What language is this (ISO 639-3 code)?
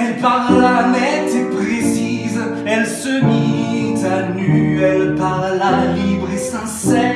fra